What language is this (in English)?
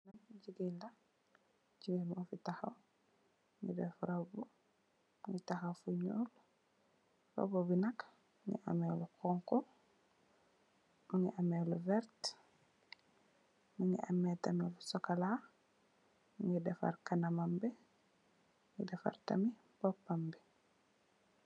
Wolof